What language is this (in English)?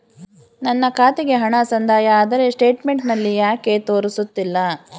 Kannada